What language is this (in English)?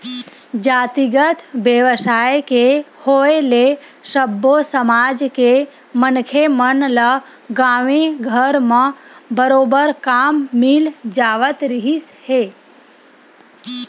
Chhattisgarhi